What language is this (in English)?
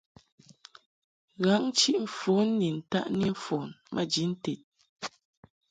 Mungaka